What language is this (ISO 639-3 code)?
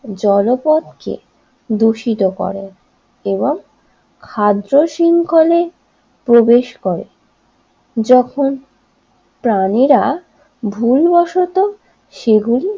ben